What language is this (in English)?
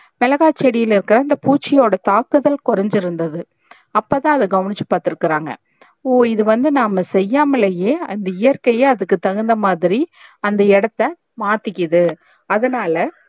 Tamil